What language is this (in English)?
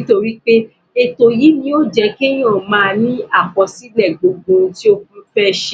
Yoruba